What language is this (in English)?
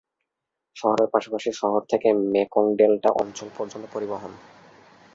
Bangla